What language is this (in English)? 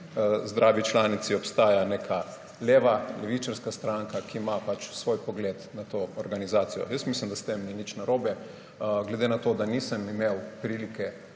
Slovenian